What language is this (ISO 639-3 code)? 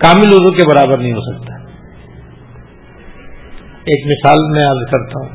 urd